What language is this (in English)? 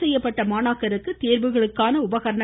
Tamil